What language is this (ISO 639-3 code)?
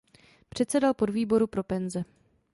ces